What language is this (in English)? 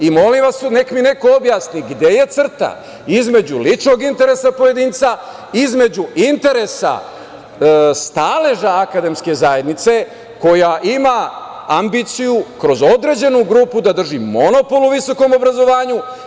Serbian